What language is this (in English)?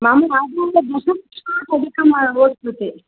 Sanskrit